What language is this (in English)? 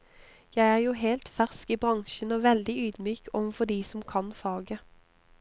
Norwegian